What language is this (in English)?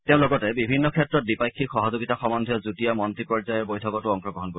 Assamese